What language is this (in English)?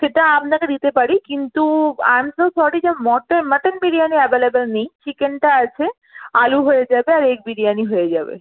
Bangla